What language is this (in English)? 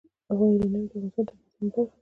Pashto